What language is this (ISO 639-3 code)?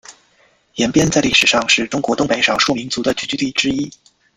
zho